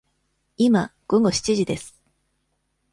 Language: Japanese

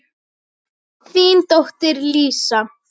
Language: Icelandic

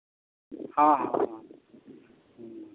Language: Santali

